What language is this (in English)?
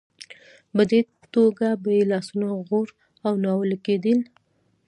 Pashto